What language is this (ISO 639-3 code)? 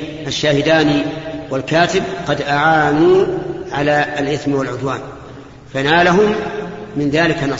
ara